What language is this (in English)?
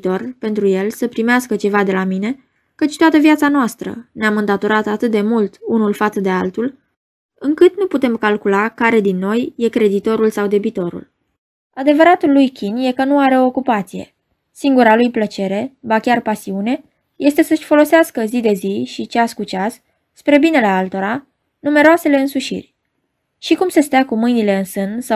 Romanian